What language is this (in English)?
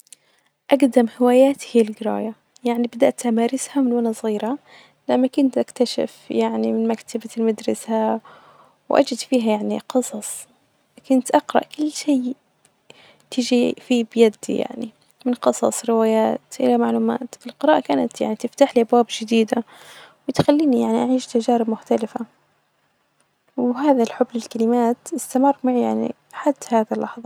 Najdi Arabic